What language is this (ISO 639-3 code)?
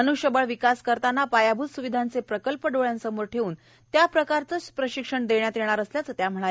mar